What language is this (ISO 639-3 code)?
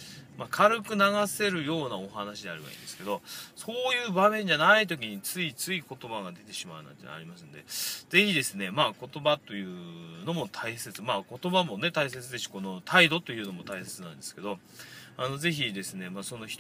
jpn